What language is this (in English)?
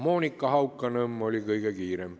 Estonian